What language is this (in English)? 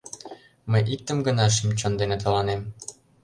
Mari